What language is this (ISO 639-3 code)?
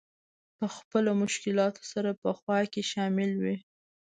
pus